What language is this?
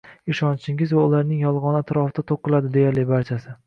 Uzbek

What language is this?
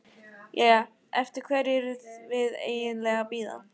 Icelandic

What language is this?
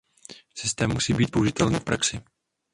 Czech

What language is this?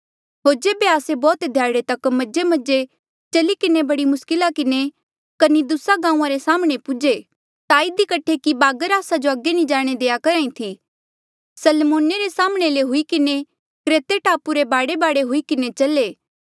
Mandeali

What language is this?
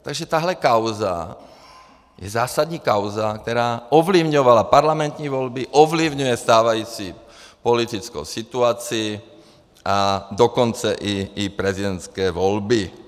Czech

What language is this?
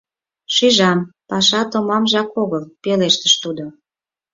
Mari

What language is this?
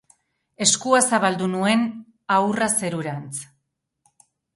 Basque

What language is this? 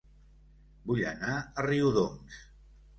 Catalan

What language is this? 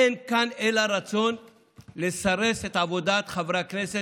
Hebrew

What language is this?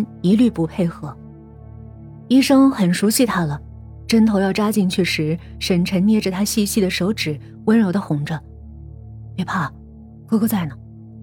Chinese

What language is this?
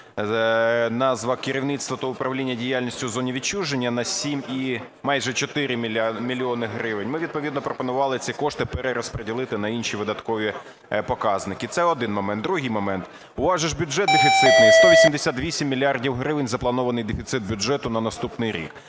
Ukrainian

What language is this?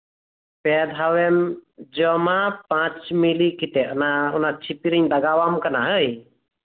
Santali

